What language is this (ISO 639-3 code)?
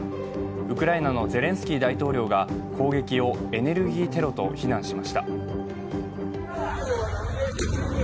jpn